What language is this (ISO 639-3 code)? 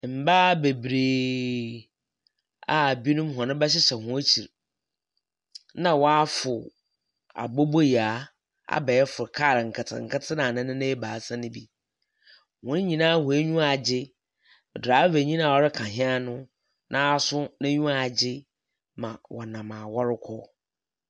aka